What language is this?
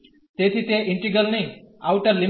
Gujarati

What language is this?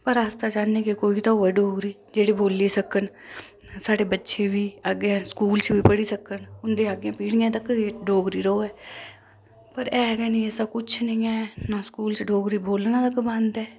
Dogri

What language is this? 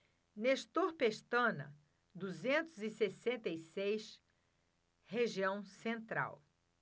Portuguese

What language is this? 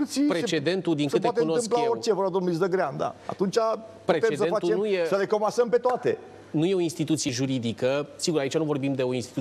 Romanian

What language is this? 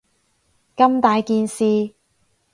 Cantonese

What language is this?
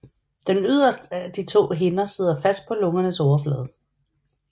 Danish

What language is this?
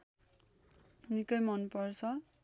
Nepali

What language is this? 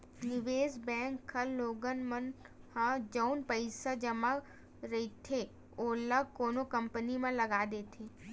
Chhattisgarhi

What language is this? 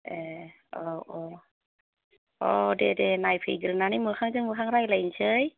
Bodo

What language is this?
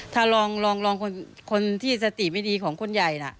Thai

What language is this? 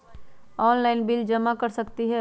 Magahi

